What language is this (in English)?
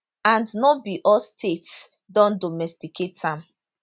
Nigerian Pidgin